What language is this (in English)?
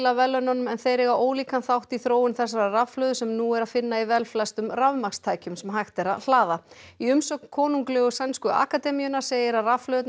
Icelandic